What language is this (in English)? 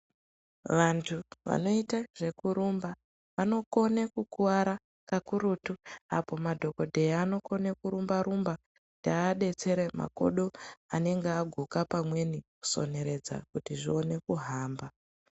Ndau